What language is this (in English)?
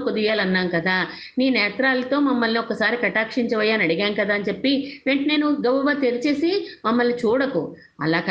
Telugu